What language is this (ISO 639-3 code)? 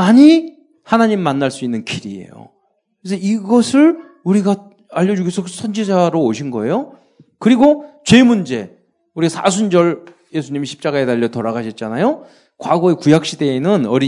kor